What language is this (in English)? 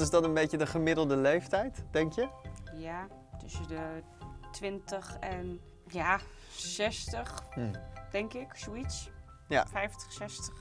Dutch